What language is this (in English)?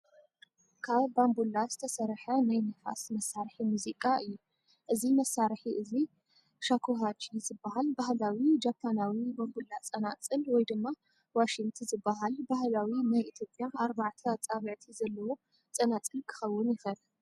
Tigrinya